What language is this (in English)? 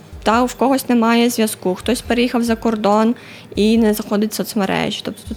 Ukrainian